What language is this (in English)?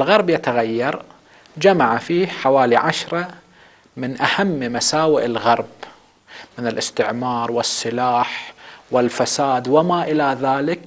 Arabic